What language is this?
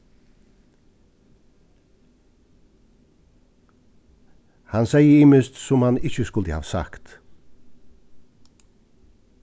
Faroese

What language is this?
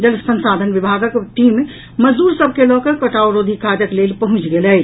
Maithili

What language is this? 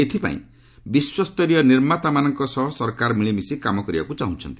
Odia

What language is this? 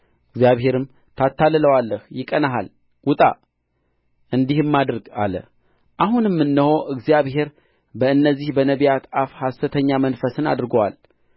Amharic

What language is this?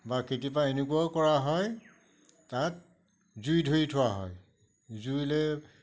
Assamese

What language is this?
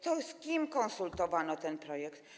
Polish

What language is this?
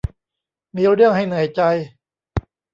Thai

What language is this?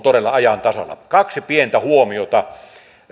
Finnish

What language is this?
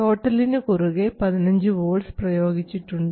Malayalam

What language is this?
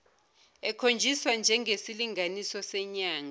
Zulu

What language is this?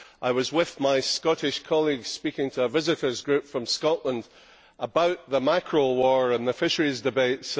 English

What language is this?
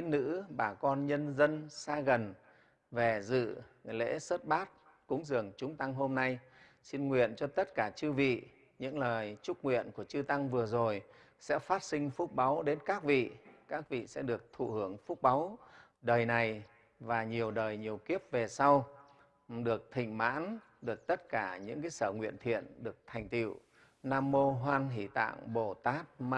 Vietnamese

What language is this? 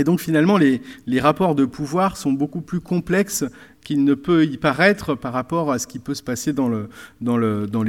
French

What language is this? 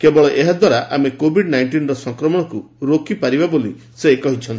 Odia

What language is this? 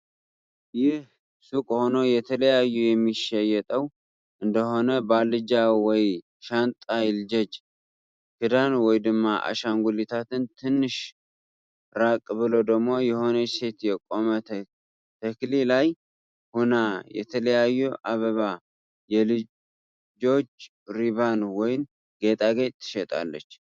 Tigrinya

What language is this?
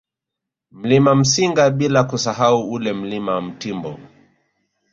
Swahili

